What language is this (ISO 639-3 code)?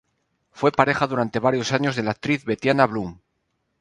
spa